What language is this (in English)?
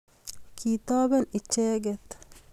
Kalenjin